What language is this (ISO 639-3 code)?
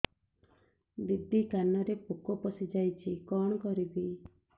ori